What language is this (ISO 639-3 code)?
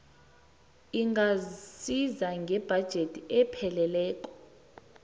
nbl